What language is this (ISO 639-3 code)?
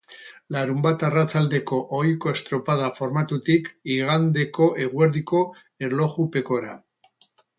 eus